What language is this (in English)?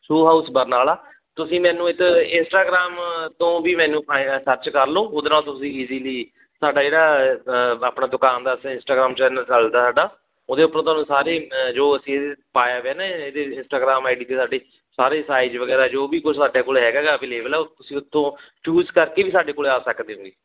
Punjabi